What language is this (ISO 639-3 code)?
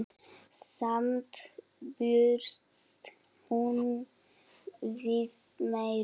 isl